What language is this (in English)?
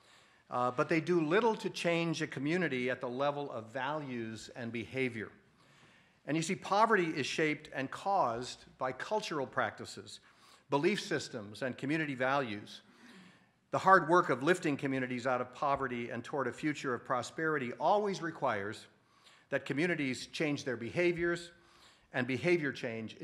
English